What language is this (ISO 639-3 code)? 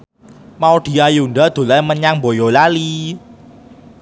jav